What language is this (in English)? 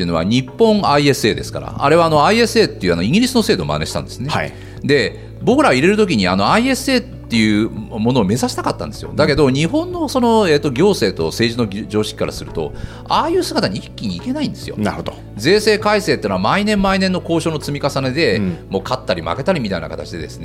Japanese